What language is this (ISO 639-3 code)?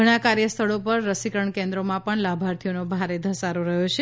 guj